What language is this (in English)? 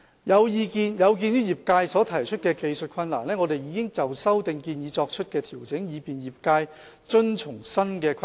Cantonese